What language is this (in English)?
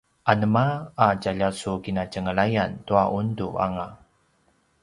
Paiwan